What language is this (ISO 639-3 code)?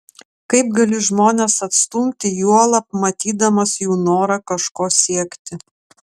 lit